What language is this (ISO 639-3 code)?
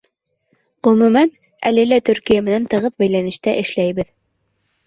bak